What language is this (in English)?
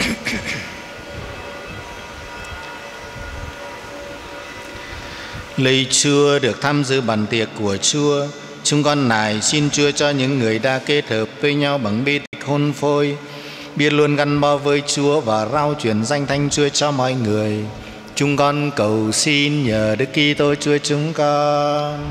Vietnamese